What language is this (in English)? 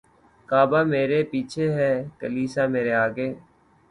Urdu